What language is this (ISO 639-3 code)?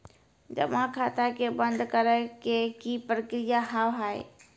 mai